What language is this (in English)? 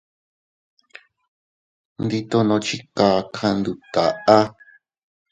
Teutila Cuicatec